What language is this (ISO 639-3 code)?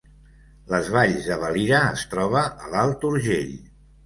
cat